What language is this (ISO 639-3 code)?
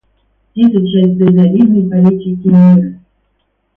rus